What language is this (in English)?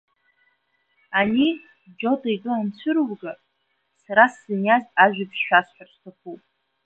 Abkhazian